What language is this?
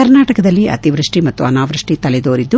Kannada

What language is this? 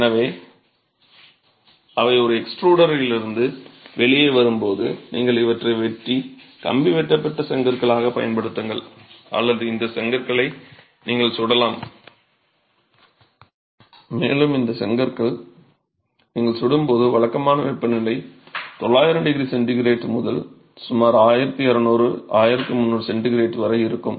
Tamil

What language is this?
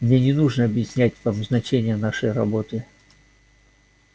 Russian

